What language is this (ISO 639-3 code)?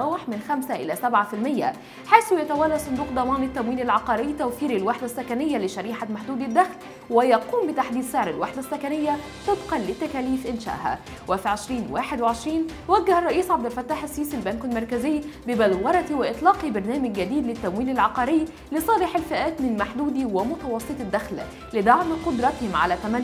ara